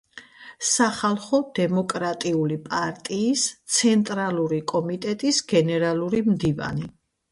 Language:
Georgian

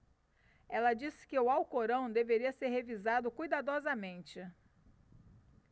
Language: Portuguese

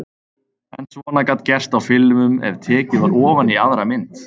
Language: Icelandic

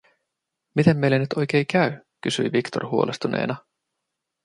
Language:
Finnish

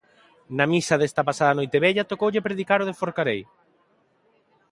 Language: Galician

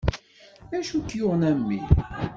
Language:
Kabyle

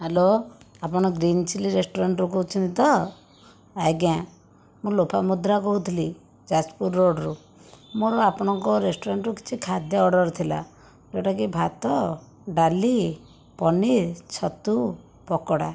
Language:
Odia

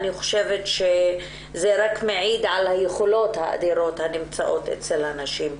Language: Hebrew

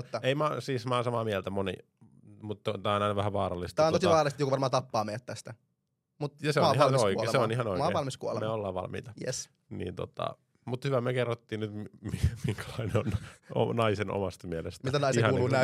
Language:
Finnish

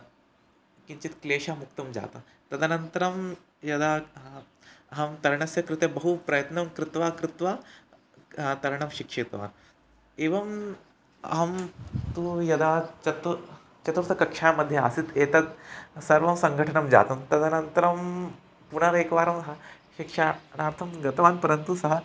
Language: Sanskrit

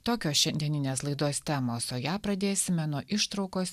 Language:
Lithuanian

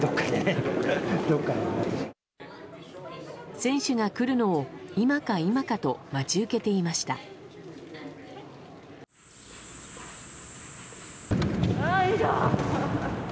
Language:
Japanese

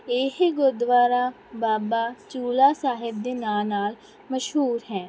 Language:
Punjabi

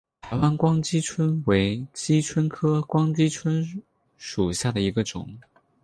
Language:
Chinese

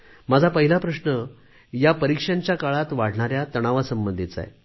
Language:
Marathi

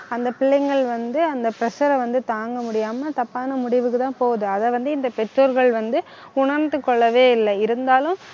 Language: Tamil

